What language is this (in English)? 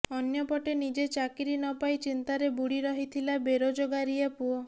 Odia